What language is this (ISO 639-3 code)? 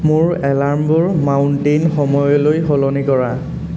asm